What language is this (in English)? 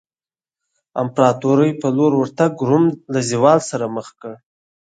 Pashto